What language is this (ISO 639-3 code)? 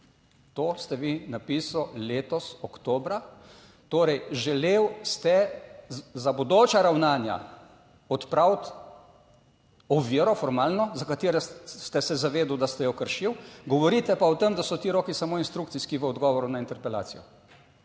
slv